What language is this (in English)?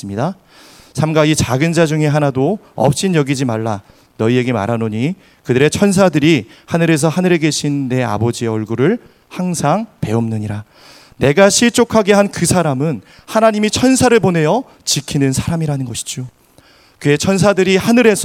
Korean